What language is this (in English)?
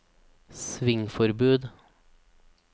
Norwegian